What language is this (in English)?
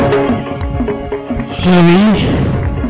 Serer